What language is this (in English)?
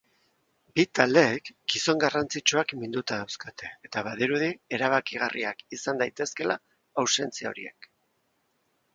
Basque